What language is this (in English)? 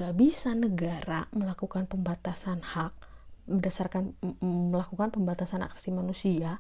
Indonesian